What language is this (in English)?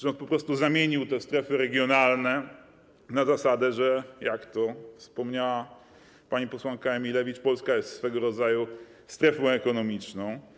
Polish